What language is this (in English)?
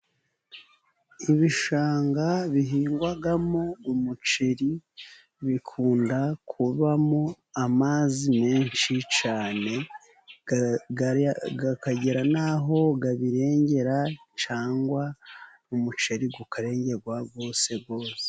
Kinyarwanda